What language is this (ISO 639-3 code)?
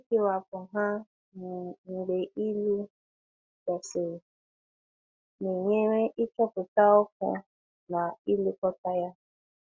ibo